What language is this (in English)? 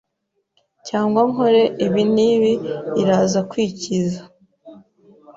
Kinyarwanda